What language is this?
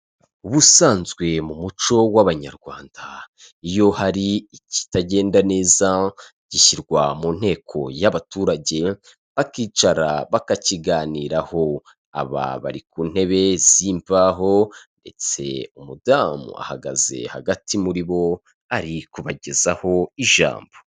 Kinyarwanda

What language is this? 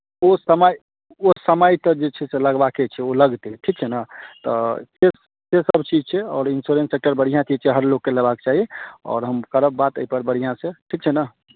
Maithili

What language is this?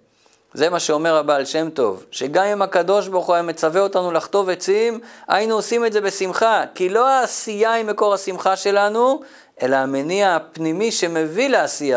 Hebrew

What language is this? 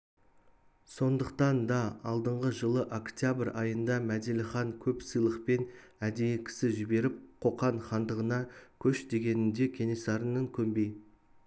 Kazakh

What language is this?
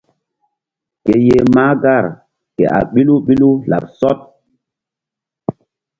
Mbum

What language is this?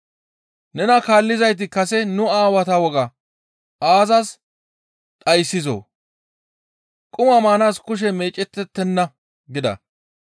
Gamo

